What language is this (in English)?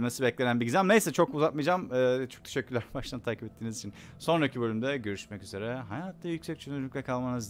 Turkish